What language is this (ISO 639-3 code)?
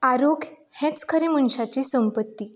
kok